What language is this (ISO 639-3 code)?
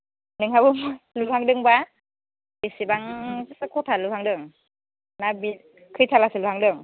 brx